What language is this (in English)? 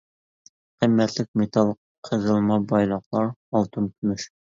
Uyghur